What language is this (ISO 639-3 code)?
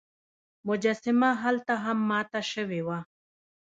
pus